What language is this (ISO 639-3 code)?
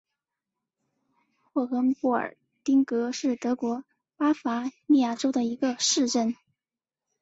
zho